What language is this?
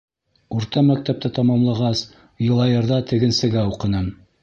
Bashkir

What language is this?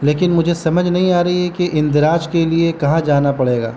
Urdu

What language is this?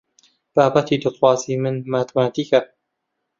Central Kurdish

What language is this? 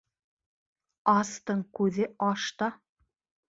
Bashkir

